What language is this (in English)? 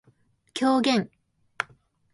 Japanese